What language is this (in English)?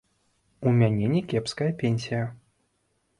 Belarusian